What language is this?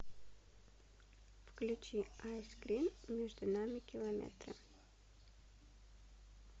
Russian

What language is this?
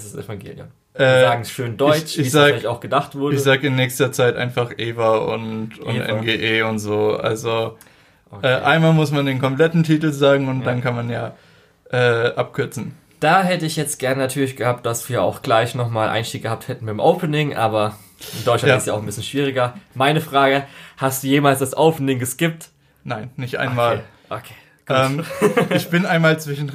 German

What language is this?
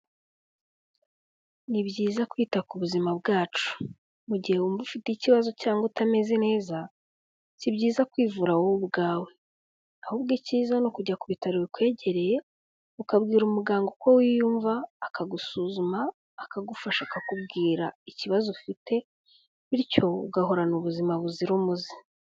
Kinyarwanda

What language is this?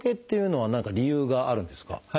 Japanese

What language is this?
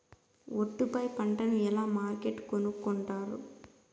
Telugu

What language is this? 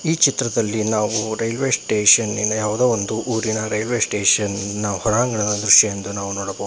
Kannada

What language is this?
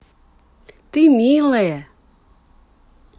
Russian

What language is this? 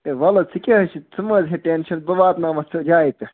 Kashmiri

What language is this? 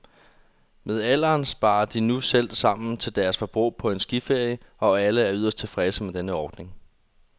Danish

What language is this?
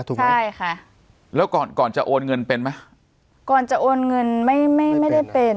Thai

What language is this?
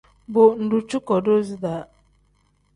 Tem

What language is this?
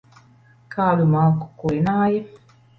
Latvian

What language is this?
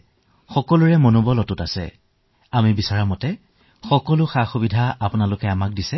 Assamese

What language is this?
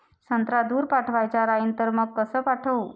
Marathi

